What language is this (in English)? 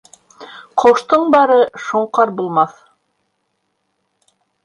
Bashkir